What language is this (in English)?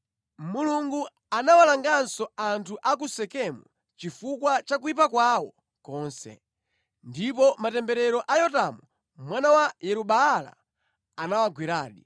Nyanja